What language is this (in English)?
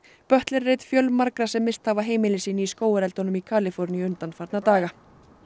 Icelandic